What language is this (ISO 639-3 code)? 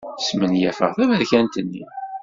kab